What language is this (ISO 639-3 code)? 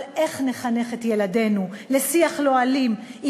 heb